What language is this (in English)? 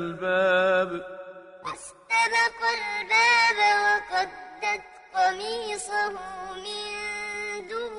Arabic